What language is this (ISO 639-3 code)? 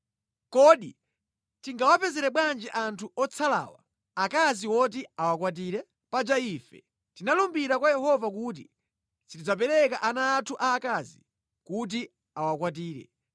nya